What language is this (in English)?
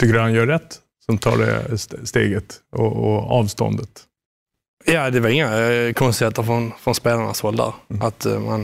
Swedish